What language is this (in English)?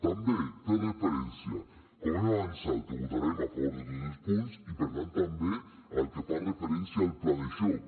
Catalan